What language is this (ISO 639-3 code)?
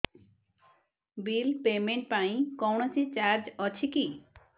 ori